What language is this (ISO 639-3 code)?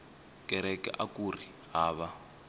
tso